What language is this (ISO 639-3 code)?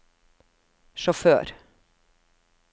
nor